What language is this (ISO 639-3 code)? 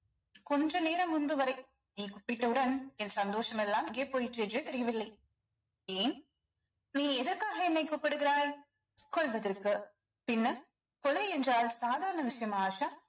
tam